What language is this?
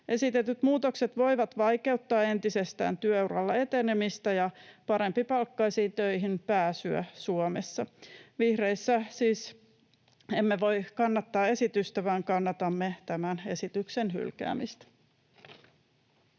Finnish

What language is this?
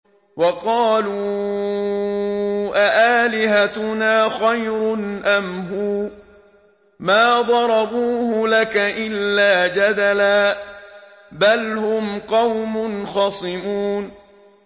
Arabic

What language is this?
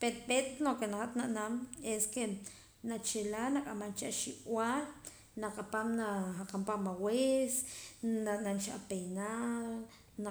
Poqomam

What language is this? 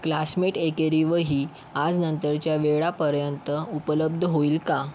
Marathi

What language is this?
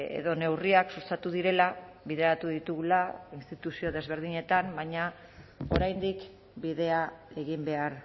Basque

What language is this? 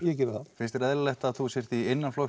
Icelandic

